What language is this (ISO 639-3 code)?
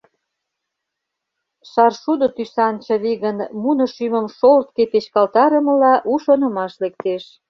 chm